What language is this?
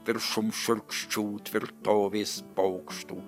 Lithuanian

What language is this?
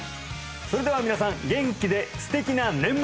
Japanese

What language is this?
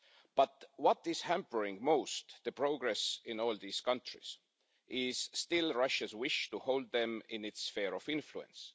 English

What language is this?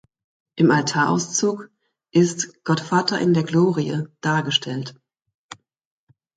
German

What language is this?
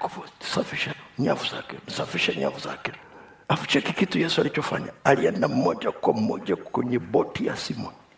Swahili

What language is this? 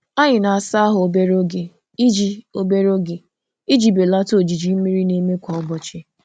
Igbo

